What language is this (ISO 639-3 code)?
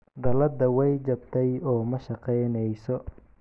som